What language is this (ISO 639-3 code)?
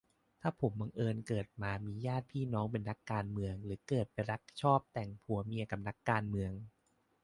tha